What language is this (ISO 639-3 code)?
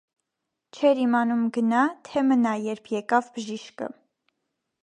hye